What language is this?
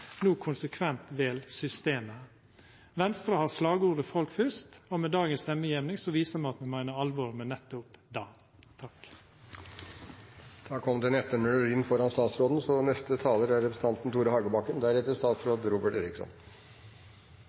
Norwegian Nynorsk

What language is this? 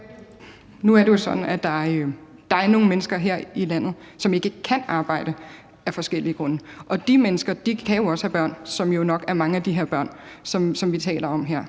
Danish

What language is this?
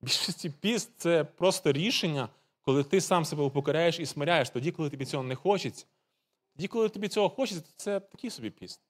Ukrainian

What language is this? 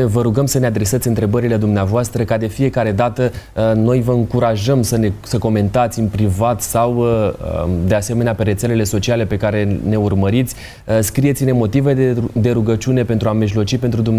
Romanian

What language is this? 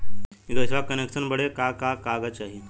Bhojpuri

